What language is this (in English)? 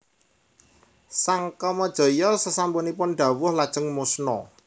Javanese